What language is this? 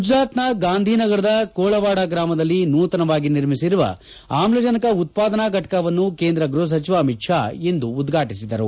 Kannada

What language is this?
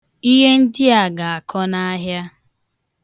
Igbo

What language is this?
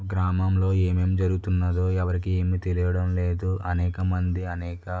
Telugu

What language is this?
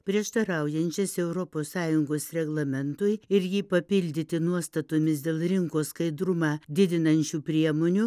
Lithuanian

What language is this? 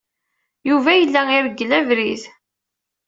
Kabyle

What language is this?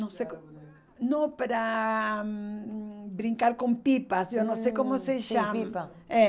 Portuguese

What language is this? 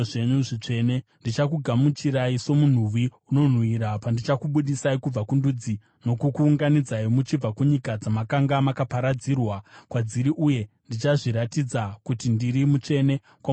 Shona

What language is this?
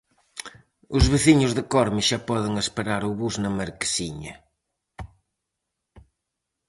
Galician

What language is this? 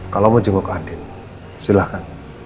Indonesian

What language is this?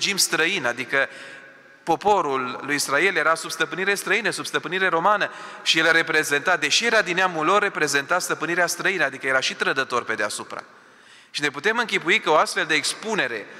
Romanian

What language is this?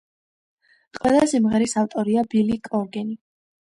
Georgian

